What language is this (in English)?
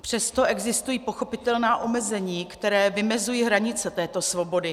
Czech